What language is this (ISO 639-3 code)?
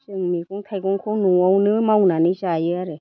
brx